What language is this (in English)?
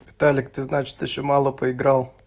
Russian